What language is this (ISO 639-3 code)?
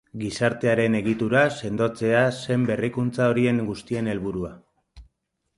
eus